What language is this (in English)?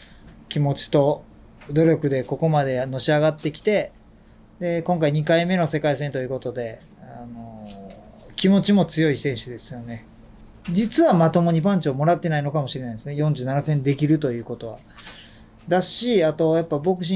Japanese